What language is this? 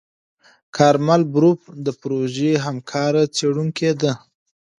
Pashto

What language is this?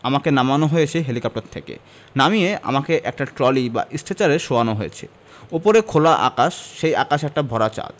Bangla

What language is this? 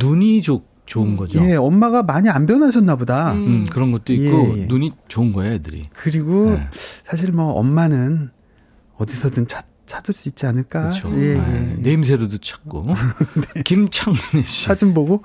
Korean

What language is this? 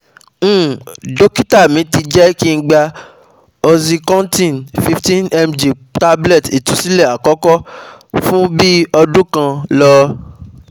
Yoruba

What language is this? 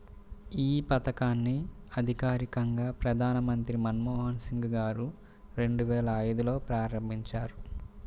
Telugu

